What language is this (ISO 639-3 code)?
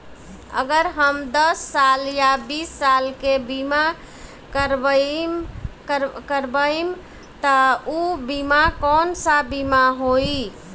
bho